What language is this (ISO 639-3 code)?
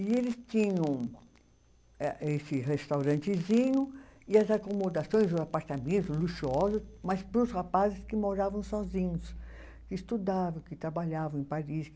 por